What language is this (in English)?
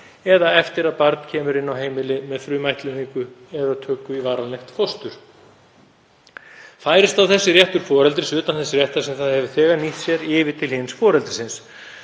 Icelandic